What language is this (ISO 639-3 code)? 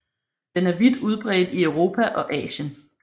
dan